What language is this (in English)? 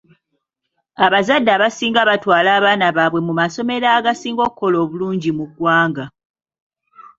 Ganda